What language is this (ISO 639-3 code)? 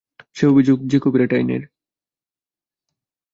ben